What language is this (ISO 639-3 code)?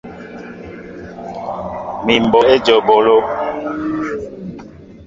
mbo